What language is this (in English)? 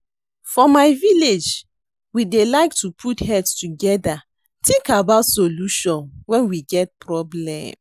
Nigerian Pidgin